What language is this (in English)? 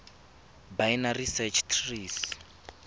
Tswana